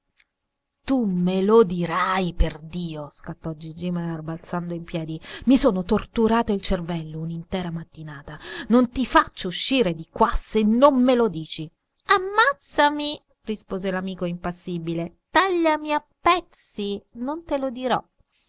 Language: Italian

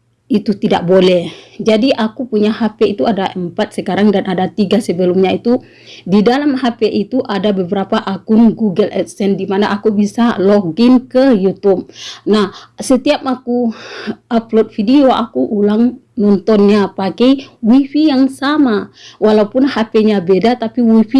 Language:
Indonesian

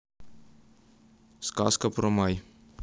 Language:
Russian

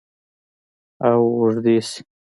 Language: Pashto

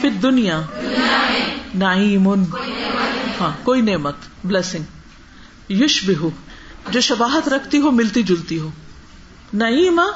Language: Urdu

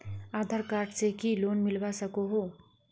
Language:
Magahi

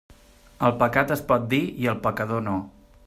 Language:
Catalan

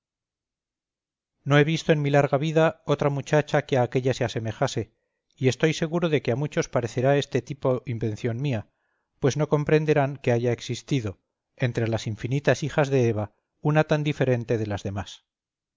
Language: Spanish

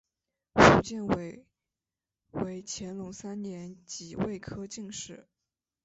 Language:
Chinese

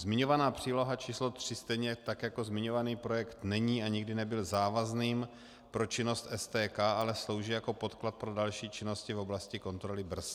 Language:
Czech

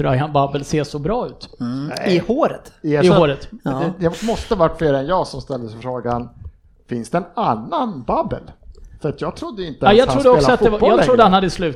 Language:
Swedish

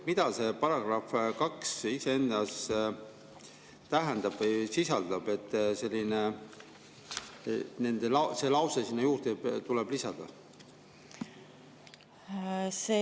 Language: Estonian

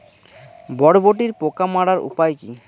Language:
Bangla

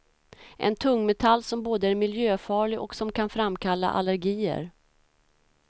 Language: Swedish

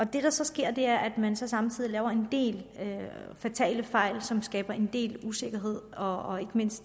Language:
Danish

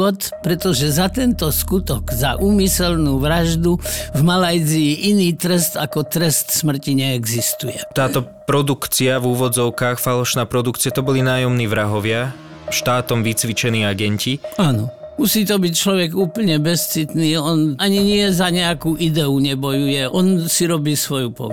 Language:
Slovak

